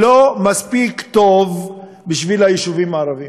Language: Hebrew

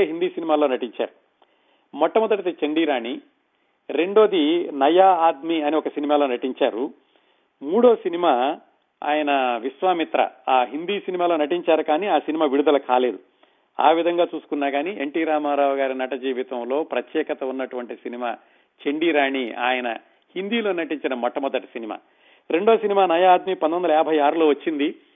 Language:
Telugu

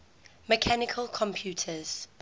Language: English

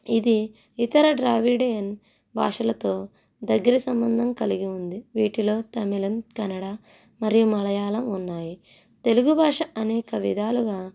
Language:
Telugu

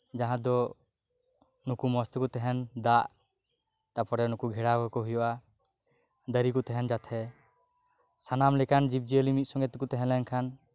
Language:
Santali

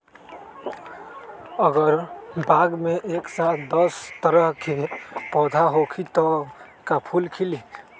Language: Magahi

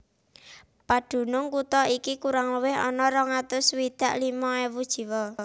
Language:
Javanese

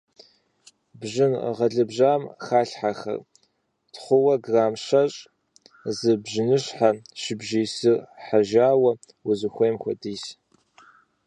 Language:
Kabardian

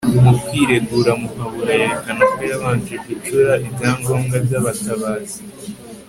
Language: Kinyarwanda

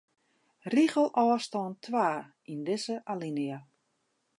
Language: Western Frisian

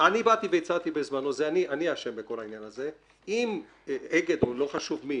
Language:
Hebrew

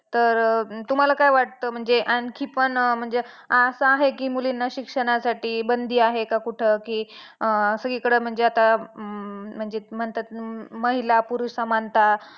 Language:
Marathi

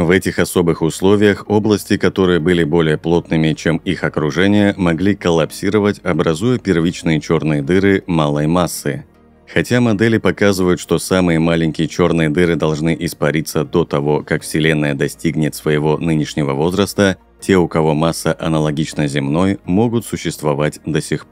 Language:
Russian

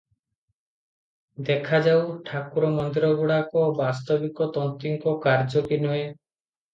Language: Odia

